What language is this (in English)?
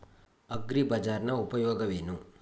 Kannada